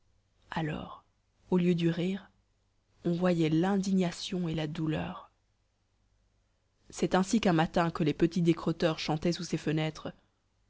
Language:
French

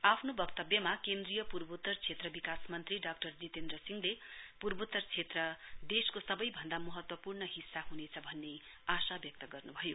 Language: Nepali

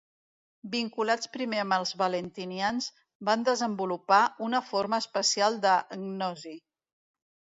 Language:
Catalan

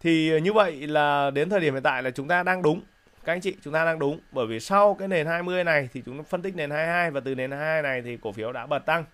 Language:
Vietnamese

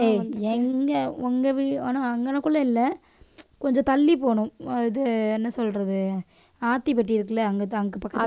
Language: Tamil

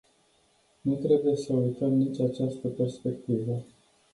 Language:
Romanian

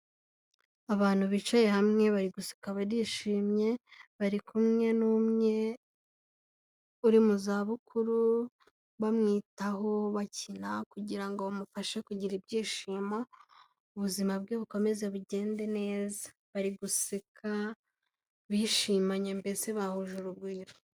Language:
Kinyarwanda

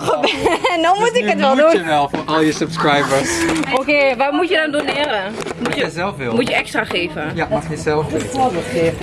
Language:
Dutch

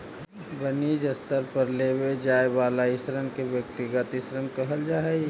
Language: Magahi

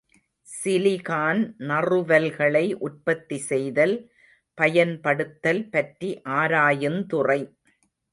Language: Tamil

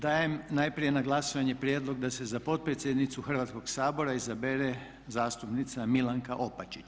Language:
Croatian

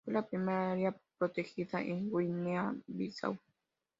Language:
Spanish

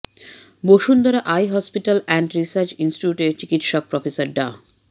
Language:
Bangla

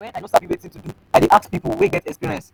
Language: Nigerian Pidgin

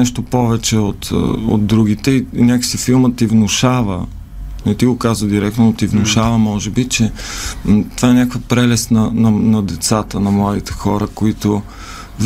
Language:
Bulgarian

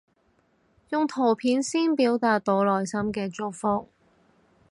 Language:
Cantonese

